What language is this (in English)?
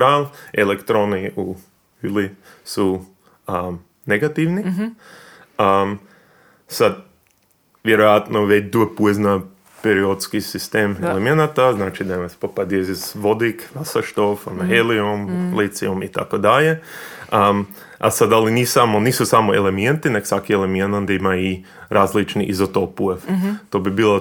Croatian